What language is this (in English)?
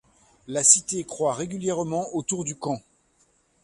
French